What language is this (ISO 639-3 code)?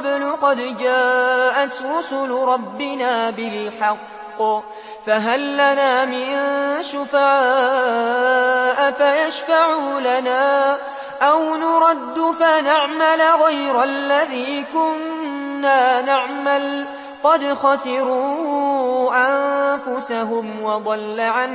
ara